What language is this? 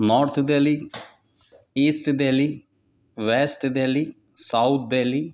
Urdu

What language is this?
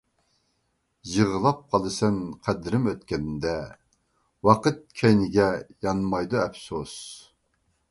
Uyghur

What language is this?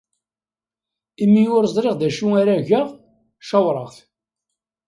Kabyle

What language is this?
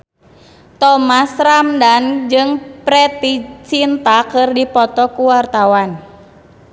Sundanese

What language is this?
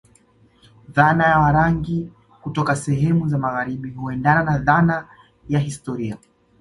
Swahili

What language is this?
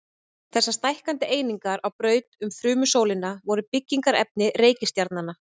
Icelandic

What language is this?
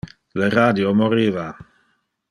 Interlingua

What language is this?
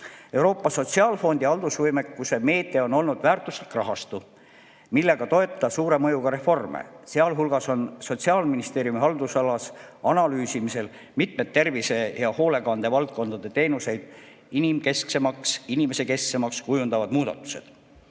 Estonian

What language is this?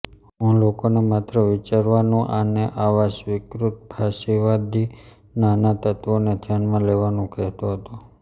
Gujarati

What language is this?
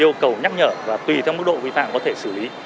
Vietnamese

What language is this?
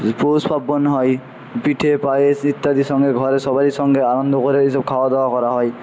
Bangla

